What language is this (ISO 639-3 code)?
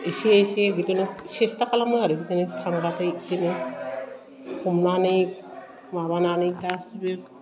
brx